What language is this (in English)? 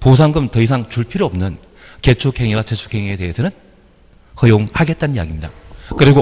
Korean